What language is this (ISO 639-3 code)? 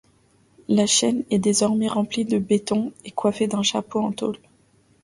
fra